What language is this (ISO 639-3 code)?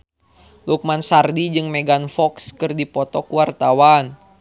sun